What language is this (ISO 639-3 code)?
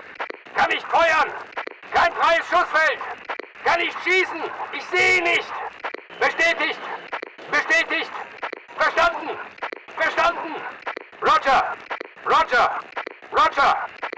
deu